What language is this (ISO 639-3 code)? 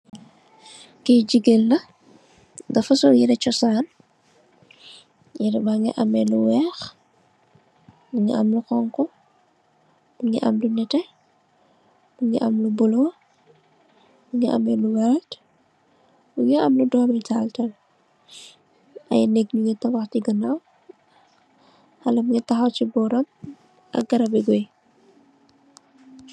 wol